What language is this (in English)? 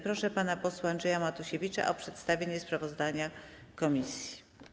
Polish